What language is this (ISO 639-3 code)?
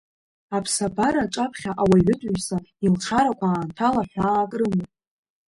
abk